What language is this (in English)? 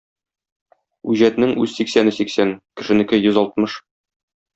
Tatar